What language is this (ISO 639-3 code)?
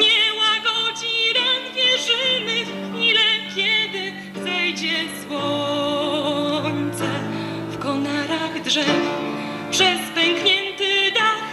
pol